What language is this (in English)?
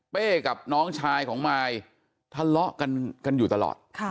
Thai